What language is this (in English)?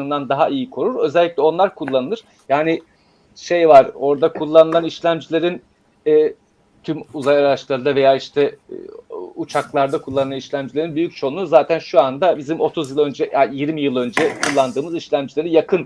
Turkish